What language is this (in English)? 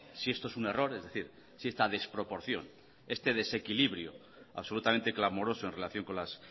Spanish